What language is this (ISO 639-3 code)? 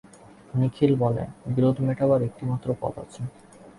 ben